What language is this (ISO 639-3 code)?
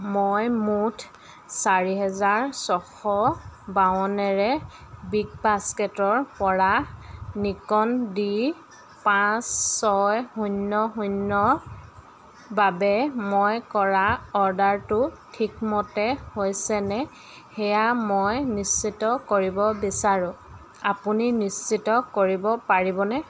asm